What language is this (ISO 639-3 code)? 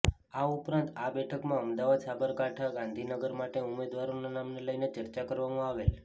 guj